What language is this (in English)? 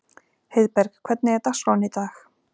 Icelandic